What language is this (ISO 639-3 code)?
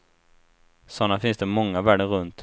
swe